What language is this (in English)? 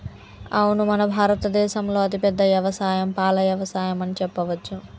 Telugu